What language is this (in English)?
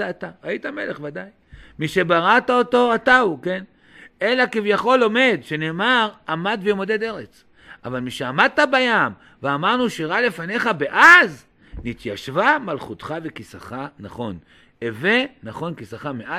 Hebrew